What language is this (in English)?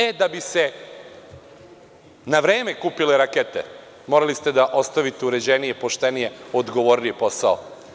Serbian